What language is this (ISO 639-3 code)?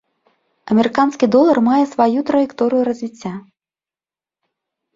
bel